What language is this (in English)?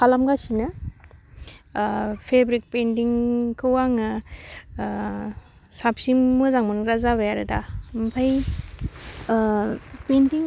Bodo